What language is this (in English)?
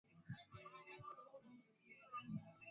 Swahili